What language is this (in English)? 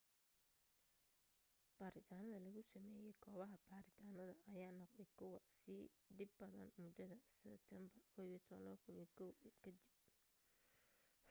Somali